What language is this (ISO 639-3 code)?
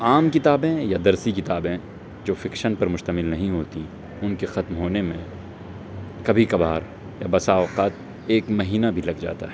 urd